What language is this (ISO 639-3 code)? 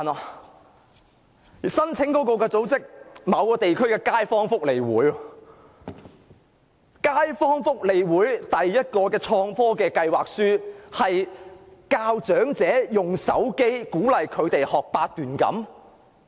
yue